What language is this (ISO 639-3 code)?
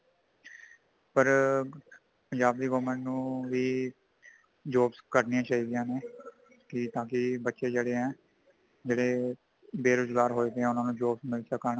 pan